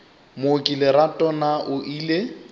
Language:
Northern Sotho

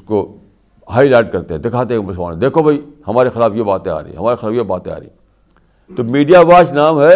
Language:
Urdu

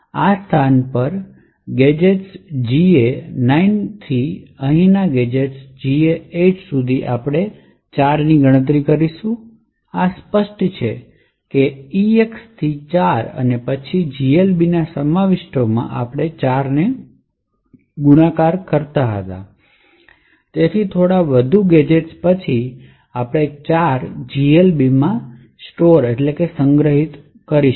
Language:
Gujarati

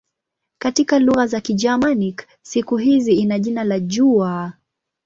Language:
Swahili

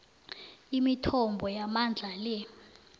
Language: South Ndebele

